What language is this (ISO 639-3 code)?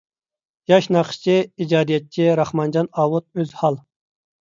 uig